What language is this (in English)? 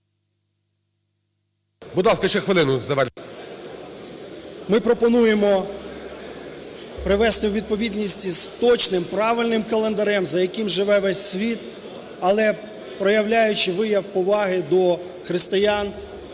Ukrainian